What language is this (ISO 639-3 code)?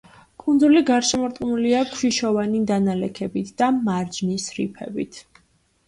kat